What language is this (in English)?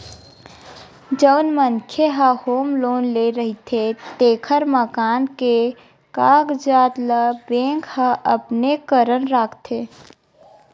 Chhattisgarhi